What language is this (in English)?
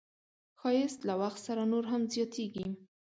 Pashto